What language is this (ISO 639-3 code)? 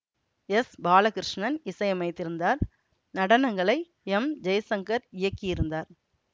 tam